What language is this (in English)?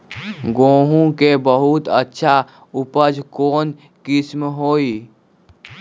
Magahi